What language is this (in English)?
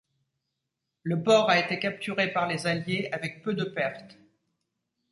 French